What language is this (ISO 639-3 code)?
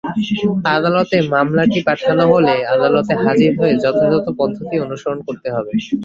ben